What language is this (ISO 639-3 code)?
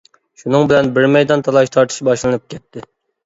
uig